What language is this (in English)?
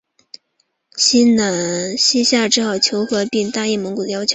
Chinese